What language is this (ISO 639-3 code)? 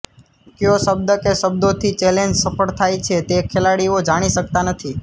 guj